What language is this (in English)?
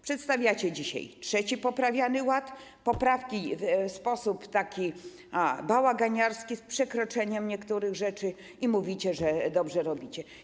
Polish